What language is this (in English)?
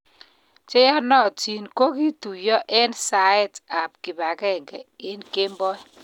Kalenjin